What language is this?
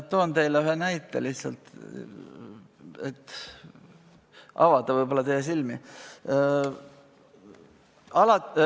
Estonian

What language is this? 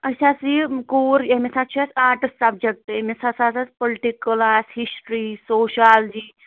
Kashmiri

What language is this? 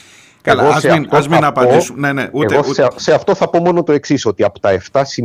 Greek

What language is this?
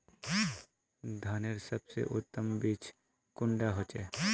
Magahi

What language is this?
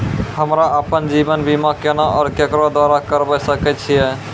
Maithili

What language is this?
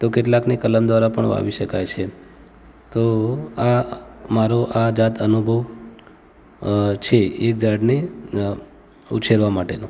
Gujarati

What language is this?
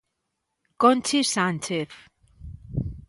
Galician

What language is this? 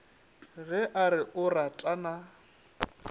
Northern Sotho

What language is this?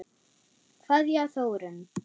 Icelandic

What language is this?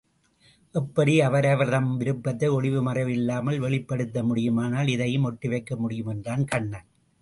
Tamil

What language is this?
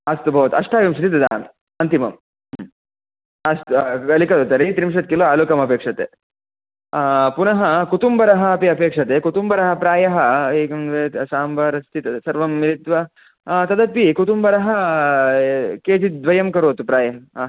Sanskrit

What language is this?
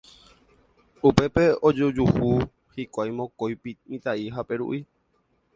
Guarani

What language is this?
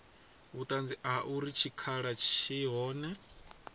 Venda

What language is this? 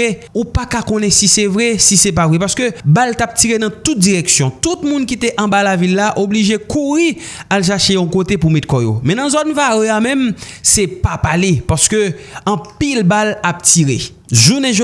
French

